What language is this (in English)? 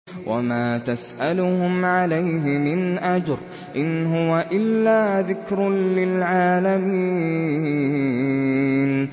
Arabic